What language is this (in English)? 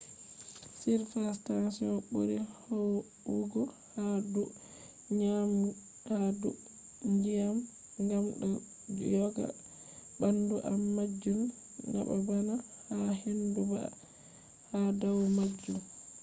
Fula